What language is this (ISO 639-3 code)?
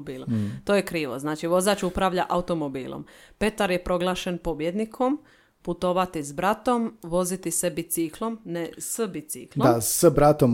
hrv